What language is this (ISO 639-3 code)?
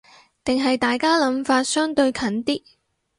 yue